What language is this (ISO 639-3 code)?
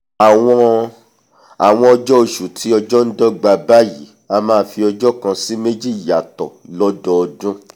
yor